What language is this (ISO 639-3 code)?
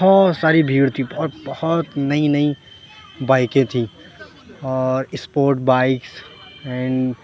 urd